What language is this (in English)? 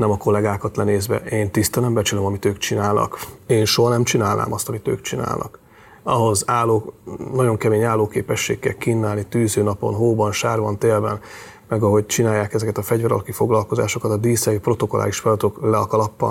Hungarian